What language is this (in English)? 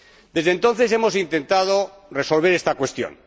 Spanish